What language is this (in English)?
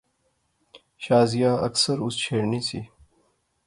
Pahari-Potwari